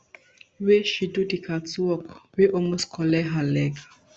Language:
Nigerian Pidgin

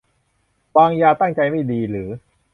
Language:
Thai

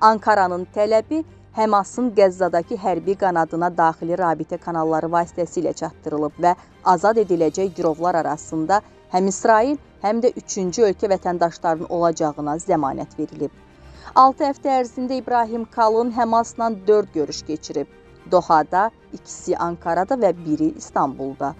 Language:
Turkish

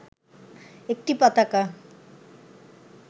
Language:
Bangla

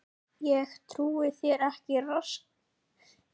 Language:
Icelandic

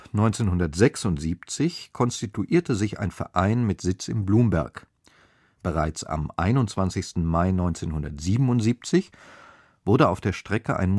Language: German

